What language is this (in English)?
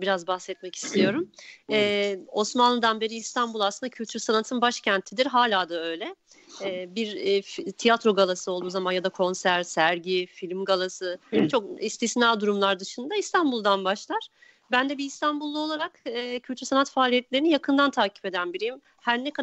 Turkish